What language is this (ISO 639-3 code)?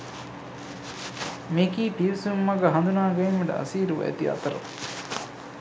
sin